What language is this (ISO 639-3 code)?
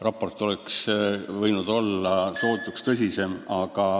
est